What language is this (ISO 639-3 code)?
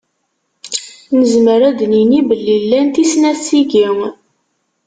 kab